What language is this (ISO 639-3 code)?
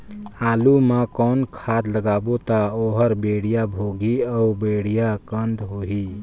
hne